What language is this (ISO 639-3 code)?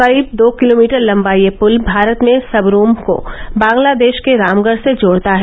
hin